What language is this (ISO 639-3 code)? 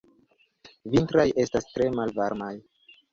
epo